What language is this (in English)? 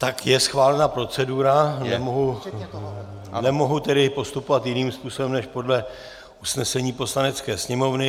Czech